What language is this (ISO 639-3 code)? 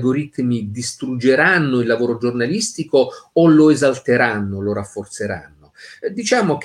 ita